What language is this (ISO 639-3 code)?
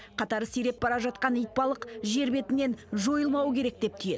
kaz